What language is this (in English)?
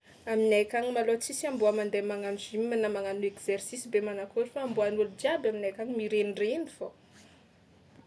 Tsimihety Malagasy